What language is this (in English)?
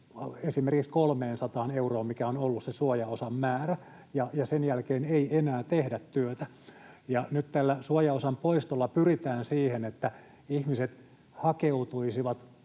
Finnish